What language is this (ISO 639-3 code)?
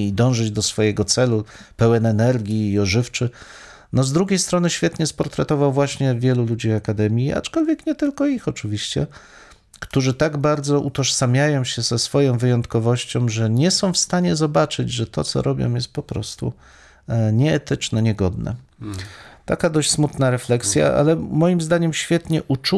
pol